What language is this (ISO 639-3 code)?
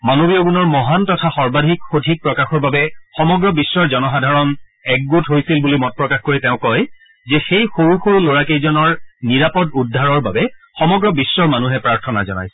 asm